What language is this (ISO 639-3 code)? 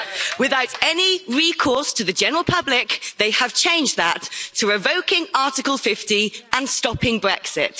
eng